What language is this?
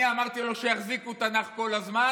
Hebrew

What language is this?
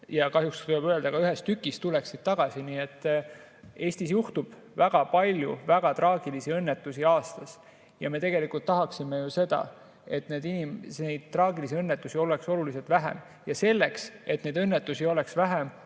Estonian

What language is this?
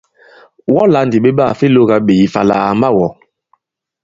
Bankon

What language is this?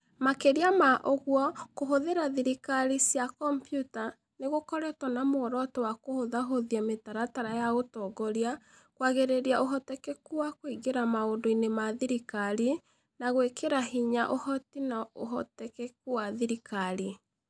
Kikuyu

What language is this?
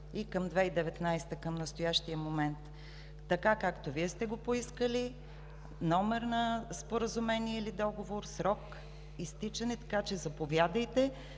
Bulgarian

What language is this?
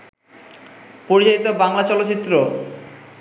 Bangla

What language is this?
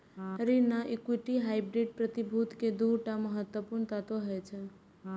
Maithili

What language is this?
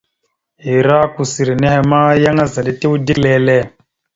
Mada (Cameroon)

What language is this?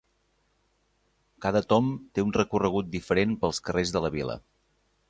Catalan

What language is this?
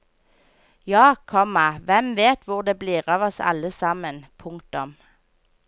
Norwegian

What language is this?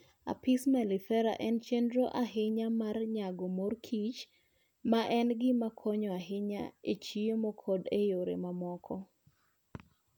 Luo (Kenya and Tanzania)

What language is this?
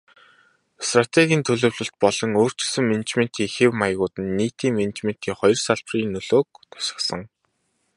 Mongolian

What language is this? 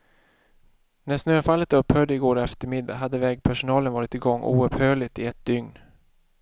Swedish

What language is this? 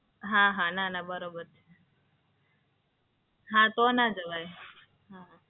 Gujarati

